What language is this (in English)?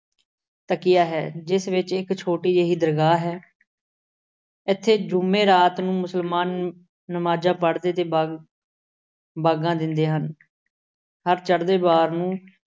Punjabi